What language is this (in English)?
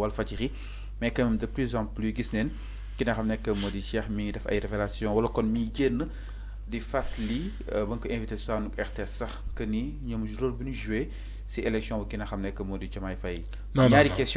French